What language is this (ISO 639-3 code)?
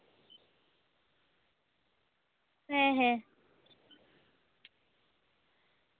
sat